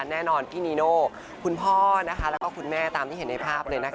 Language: Thai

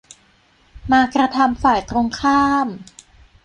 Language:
Thai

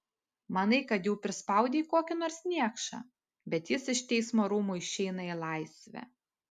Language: Lithuanian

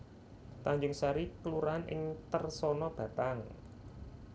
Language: Javanese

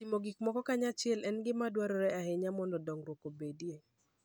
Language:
Luo (Kenya and Tanzania)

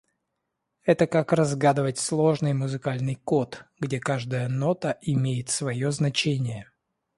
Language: Russian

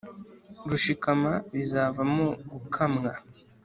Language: Kinyarwanda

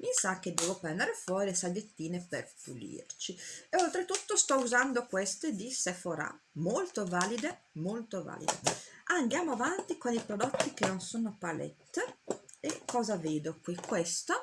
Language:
Italian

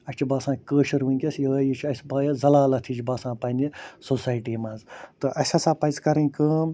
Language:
Kashmiri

